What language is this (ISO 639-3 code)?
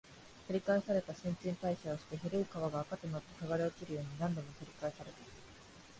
jpn